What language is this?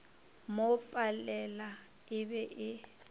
Northern Sotho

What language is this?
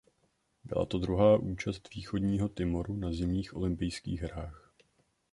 Czech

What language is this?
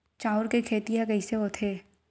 Chhattisgarhi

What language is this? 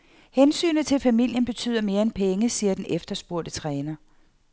Danish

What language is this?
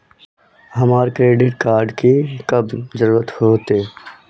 Magahi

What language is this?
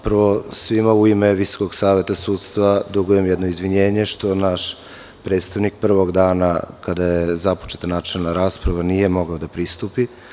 Serbian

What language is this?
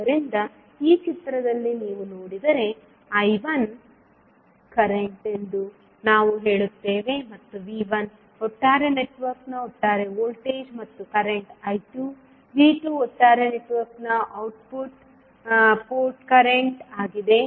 Kannada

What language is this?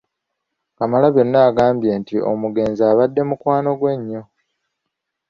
Ganda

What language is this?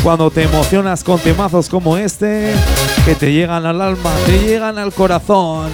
Spanish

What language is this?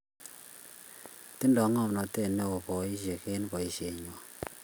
Kalenjin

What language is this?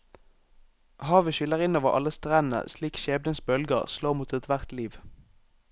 Norwegian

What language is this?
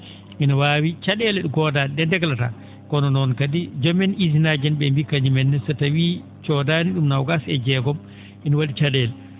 Fula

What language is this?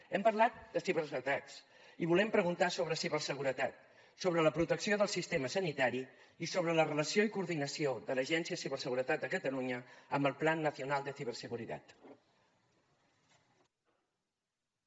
Catalan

